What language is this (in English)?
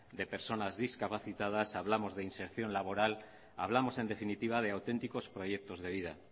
Spanish